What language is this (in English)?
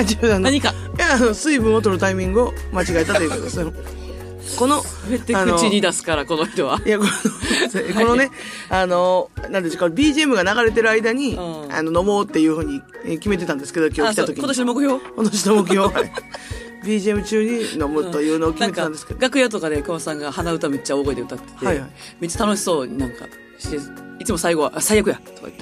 Japanese